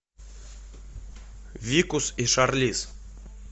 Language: Russian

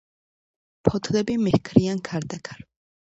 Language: Georgian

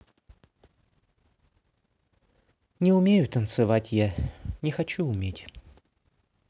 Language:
Russian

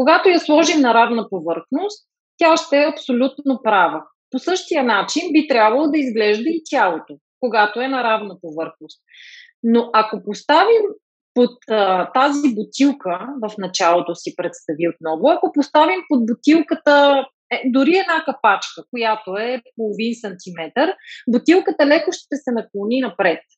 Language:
Bulgarian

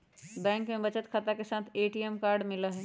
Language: Magahi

